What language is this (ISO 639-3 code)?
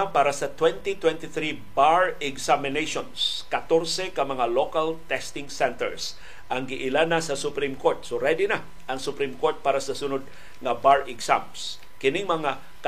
fil